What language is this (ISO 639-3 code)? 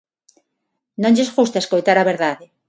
glg